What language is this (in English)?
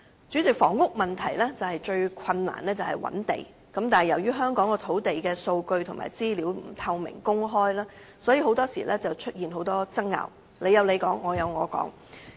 Cantonese